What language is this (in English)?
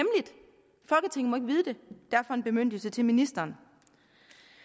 Danish